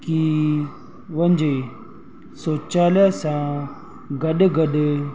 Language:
Sindhi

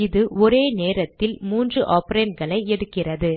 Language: Tamil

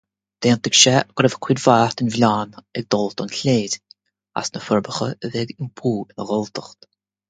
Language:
Irish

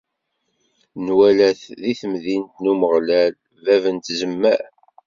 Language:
Kabyle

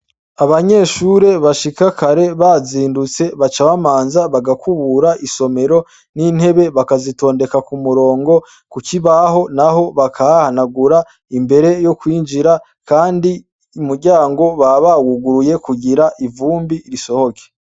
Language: Rundi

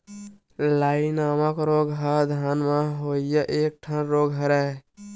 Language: Chhattisgarhi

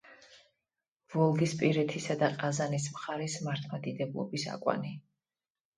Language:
Georgian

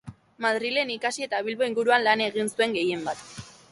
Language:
Basque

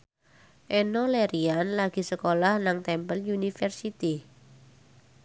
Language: Javanese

